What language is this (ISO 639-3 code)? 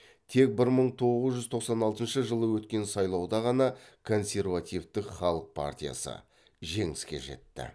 kaz